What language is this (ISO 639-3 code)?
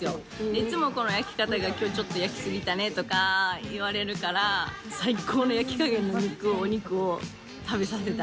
jpn